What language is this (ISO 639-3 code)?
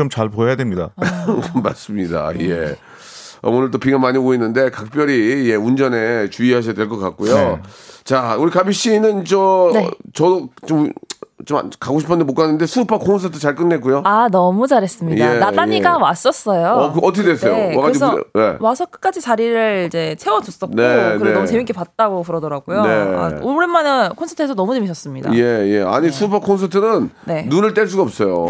kor